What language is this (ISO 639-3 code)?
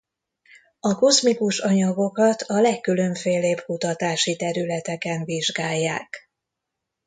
hun